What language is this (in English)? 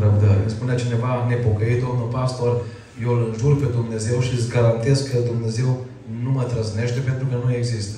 Romanian